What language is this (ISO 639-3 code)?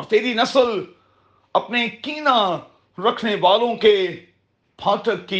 urd